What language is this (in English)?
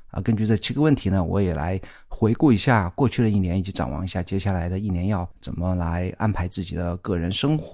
Chinese